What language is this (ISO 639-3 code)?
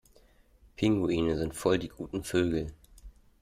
deu